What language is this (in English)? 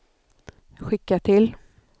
Swedish